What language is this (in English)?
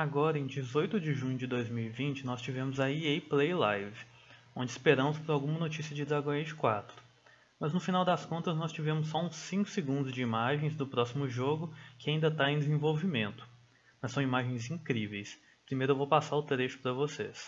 Portuguese